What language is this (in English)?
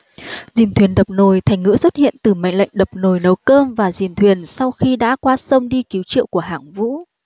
Vietnamese